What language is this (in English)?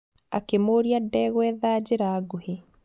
Kikuyu